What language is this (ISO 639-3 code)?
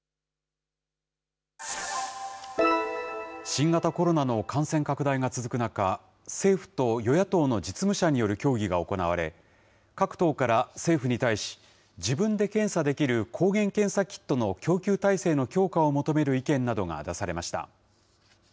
jpn